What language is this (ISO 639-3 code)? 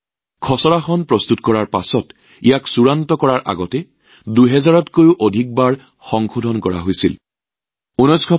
asm